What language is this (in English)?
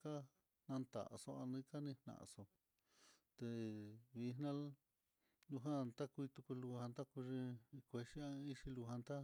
Mitlatongo Mixtec